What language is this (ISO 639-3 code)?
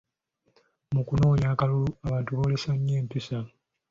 lug